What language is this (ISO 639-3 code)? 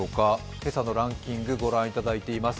jpn